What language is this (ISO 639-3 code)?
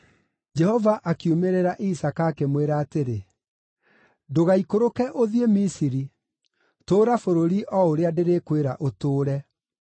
kik